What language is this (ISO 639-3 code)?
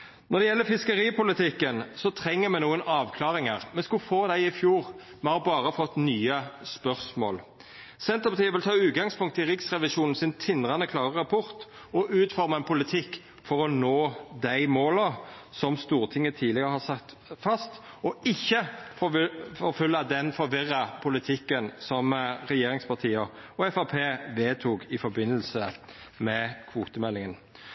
nno